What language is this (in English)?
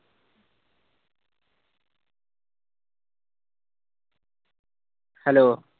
Punjabi